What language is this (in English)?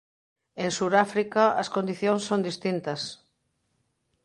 Galician